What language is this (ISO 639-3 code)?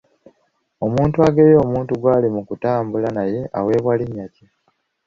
lug